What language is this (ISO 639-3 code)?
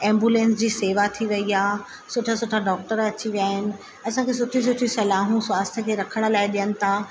snd